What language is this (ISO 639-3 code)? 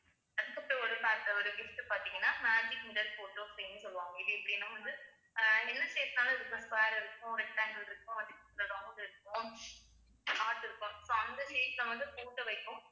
tam